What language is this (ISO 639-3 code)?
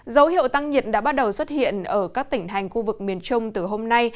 vie